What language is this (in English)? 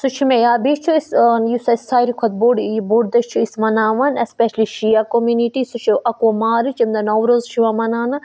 Kashmiri